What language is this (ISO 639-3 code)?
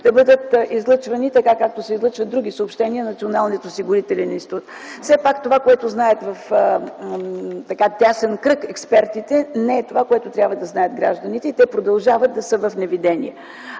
bul